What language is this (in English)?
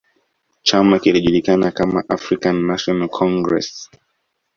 Swahili